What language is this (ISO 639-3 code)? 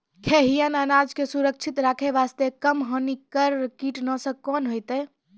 mai